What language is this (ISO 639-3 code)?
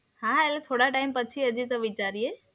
guj